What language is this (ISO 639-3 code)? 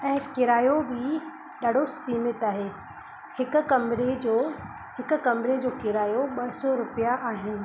snd